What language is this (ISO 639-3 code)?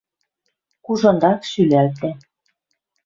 mrj